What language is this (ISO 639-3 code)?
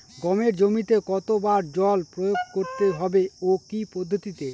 ben